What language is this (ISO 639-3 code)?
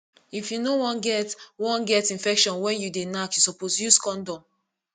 pcm